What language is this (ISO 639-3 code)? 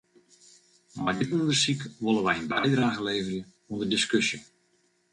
fry